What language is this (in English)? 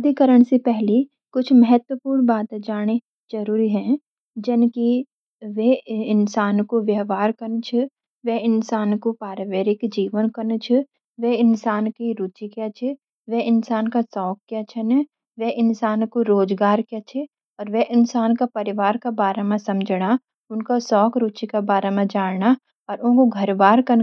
Garhwali